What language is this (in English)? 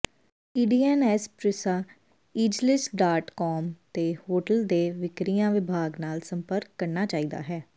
Punjabi